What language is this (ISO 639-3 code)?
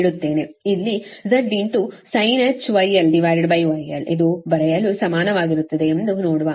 kan